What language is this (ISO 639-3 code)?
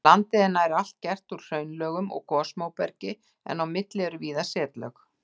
isl